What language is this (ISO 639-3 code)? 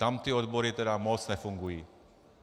ces